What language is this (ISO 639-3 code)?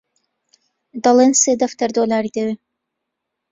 ckb